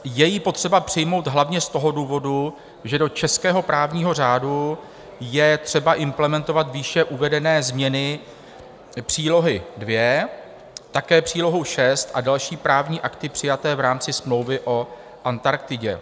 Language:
Czech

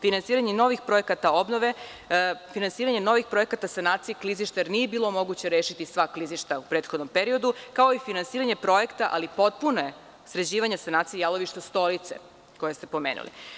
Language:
Serbian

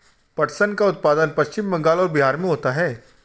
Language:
Hindi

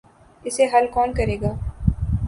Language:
Urdu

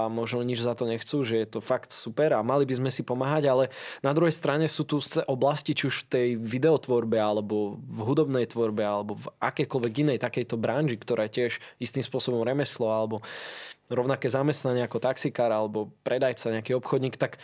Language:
Slovak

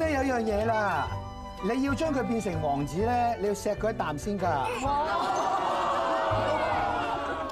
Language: Chinese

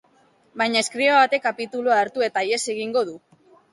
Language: Basque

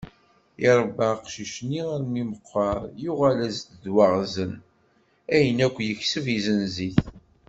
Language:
Kabyle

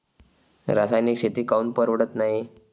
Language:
Marathi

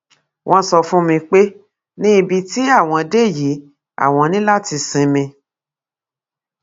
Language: Yoruba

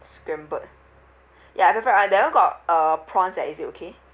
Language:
English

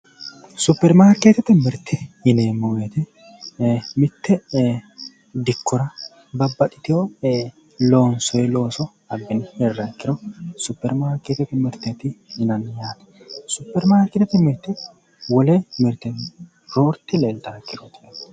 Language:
Sidamo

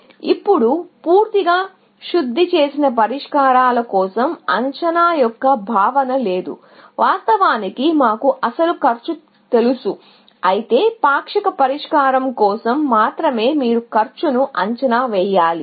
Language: Telugu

